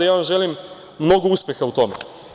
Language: Serbian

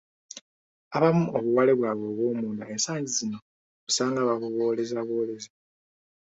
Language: Ganda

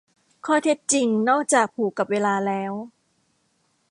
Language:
Thai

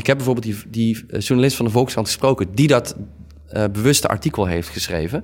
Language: Dutch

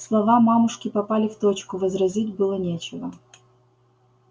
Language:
Russian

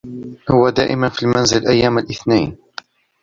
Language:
Arabic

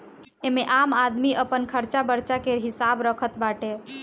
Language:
Bhojpuri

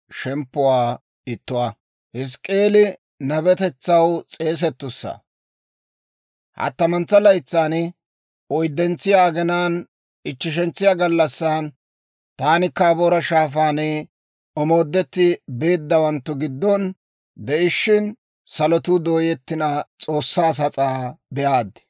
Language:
Dawro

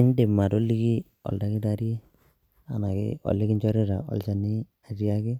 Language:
Masai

